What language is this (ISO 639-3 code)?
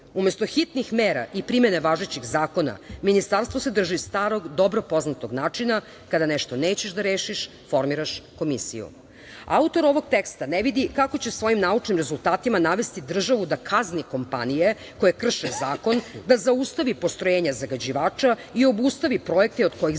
srp